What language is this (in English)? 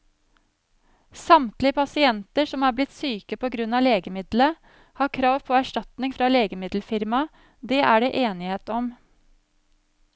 Norwegian